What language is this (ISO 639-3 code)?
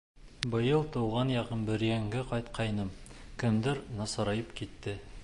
bak